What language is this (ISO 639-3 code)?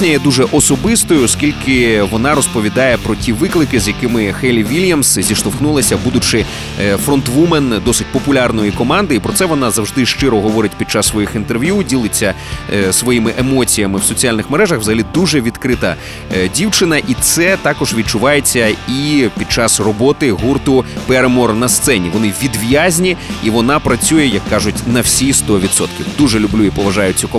ukr